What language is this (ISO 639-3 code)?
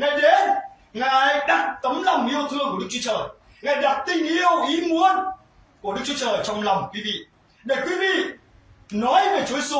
vie